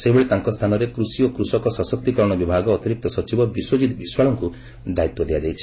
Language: Odia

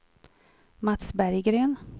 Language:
Swedish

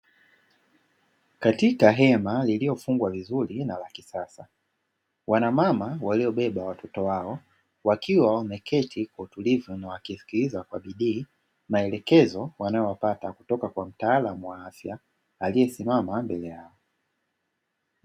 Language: Swahili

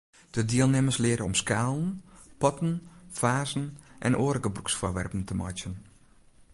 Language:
Western Frisian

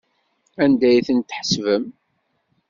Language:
Kabyle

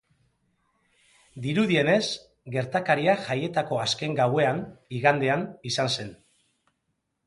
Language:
Basque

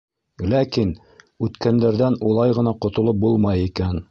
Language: Bashkir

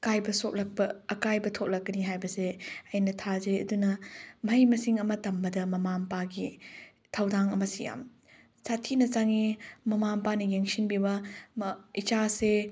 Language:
Manipuri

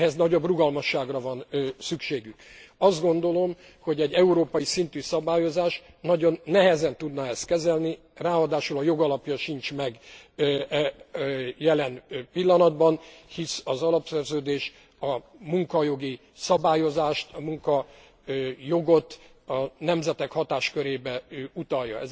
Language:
Hungarian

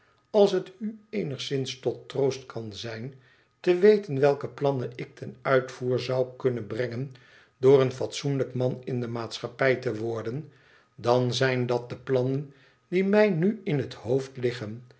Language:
Dutch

